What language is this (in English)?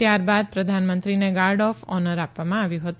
Gujarati